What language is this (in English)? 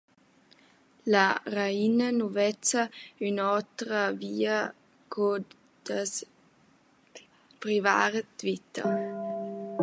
Romansh